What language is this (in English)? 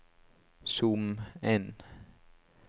Norwegian